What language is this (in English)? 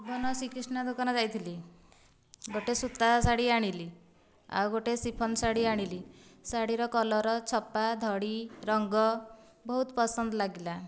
Odia